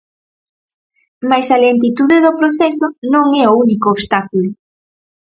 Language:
Galician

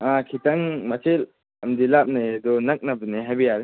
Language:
Manipuri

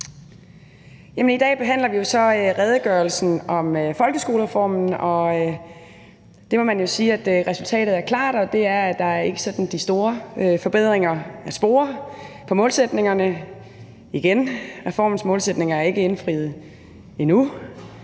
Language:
Danish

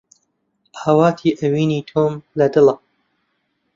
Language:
Central Kurdish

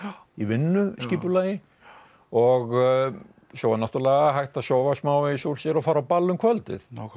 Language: Icelandic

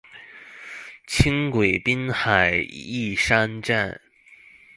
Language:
Chinese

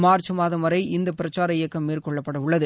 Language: Tamil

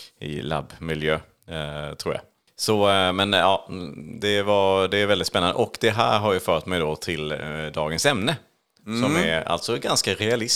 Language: Swedish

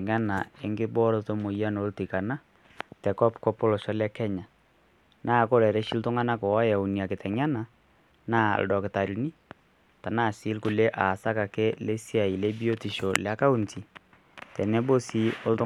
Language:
Masai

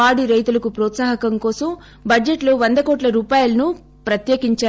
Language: Telugu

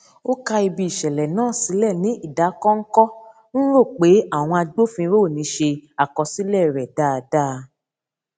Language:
Yoruba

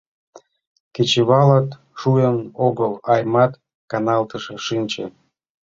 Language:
Mari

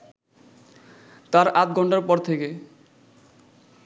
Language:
Bangla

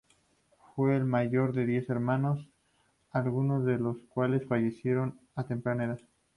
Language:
Spanish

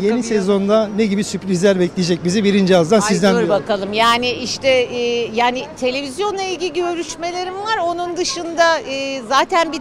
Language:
Turkish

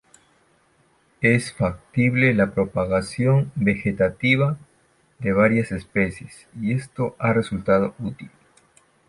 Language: Spanish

